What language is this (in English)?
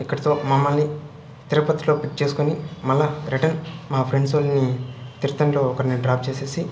Telugu